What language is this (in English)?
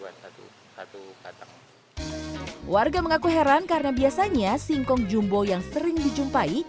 Indonesian